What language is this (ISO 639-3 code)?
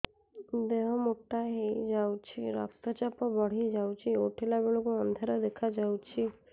ori